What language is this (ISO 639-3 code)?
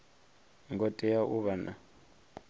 ven